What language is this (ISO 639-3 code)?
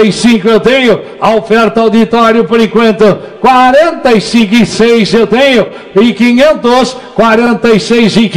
por